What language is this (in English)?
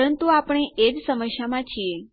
Gujarati